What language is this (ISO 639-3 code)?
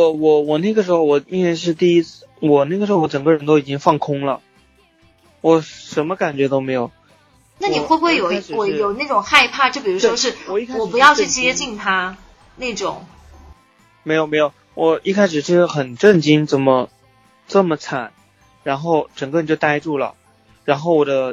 zho